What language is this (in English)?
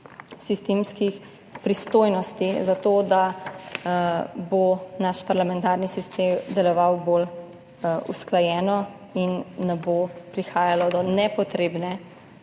Slovenian